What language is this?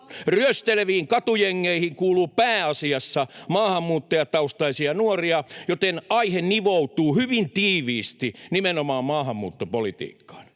Finnish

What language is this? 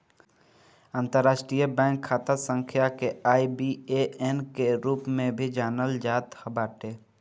Bhojpuri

